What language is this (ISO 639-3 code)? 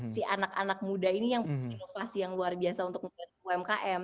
ind